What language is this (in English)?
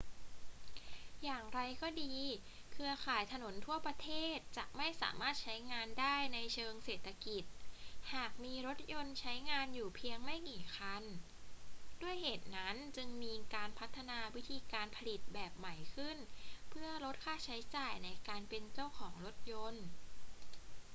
Thai